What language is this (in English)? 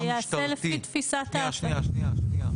Hebrew